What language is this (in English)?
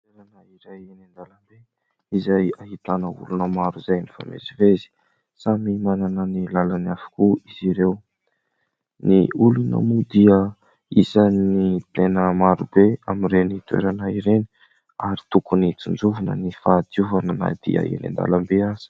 Malagasy